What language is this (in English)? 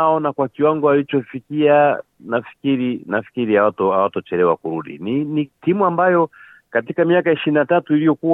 Swahili